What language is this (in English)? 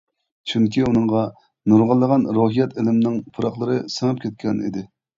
Uyghur